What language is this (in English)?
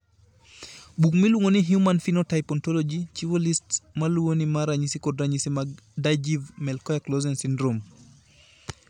Luo (Kenya and Tanzania)